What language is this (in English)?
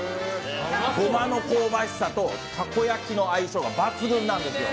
Japanese